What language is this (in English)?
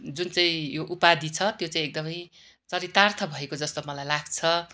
Nepali